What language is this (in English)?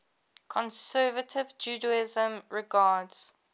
English